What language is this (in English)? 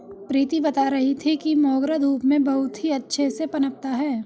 Hindi